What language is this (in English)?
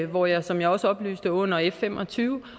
Danish